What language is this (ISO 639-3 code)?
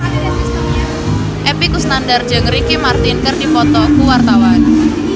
sun